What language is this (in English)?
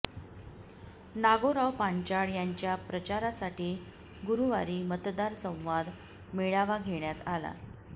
Marathi